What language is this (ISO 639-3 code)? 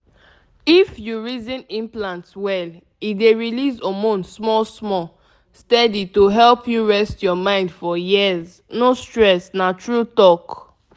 pcm